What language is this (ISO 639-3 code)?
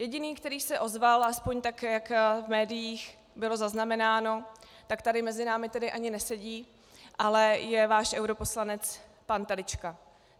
ces